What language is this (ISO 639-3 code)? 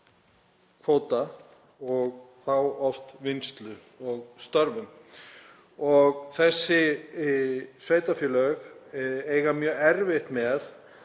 isl